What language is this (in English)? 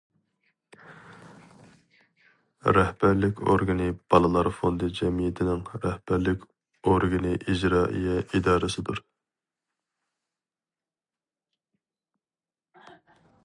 Uyghur